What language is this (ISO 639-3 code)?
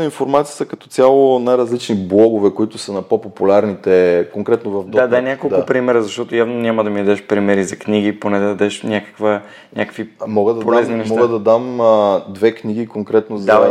bul